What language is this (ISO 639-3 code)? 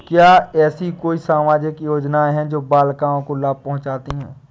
hin